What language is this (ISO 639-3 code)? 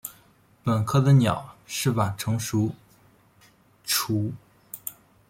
zho